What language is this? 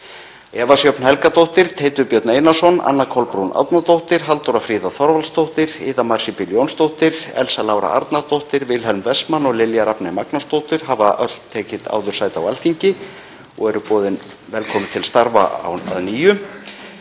Icelandic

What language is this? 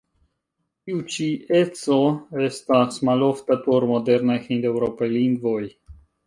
Esperanto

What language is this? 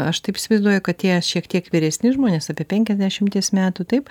Lithuanian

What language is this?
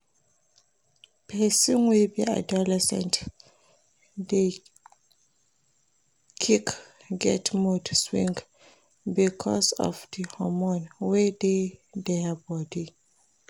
Nigerian Pidgin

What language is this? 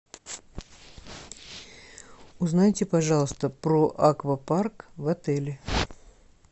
Russian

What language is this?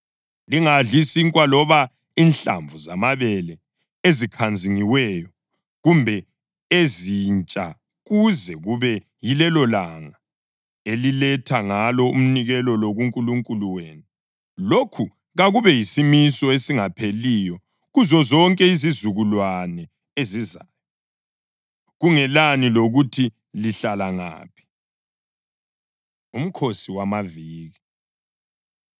North Ndebele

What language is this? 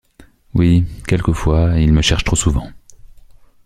French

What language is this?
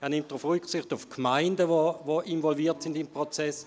Swiss German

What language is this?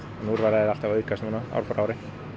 Icelandic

